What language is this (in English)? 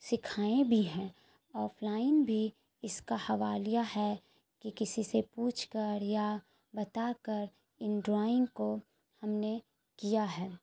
Urdu